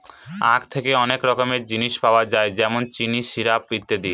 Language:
Bangla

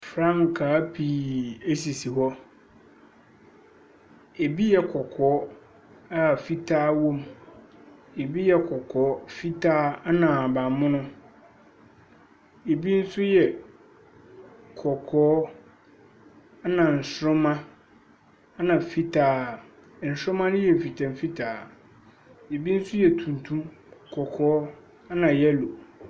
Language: Akan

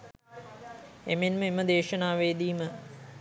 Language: Sinhala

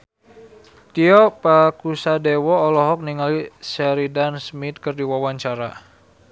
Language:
Sundanese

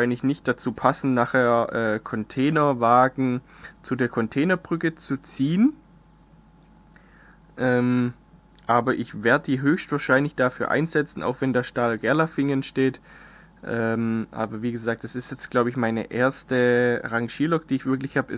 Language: German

